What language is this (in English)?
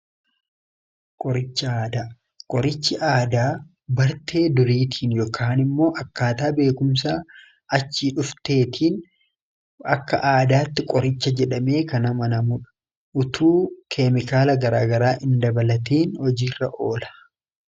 Oromo